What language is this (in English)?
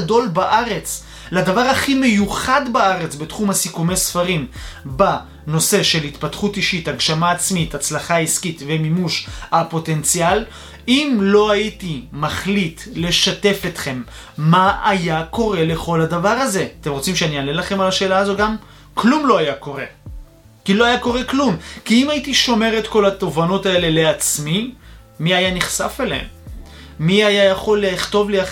Hebrew